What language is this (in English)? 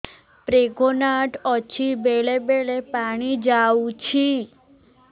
Odia